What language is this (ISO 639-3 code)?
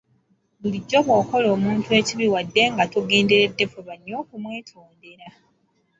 lug